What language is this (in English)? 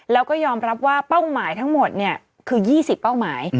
Thai